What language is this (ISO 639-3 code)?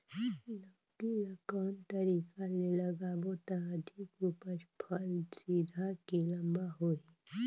hne